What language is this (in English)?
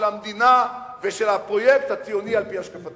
Hebrew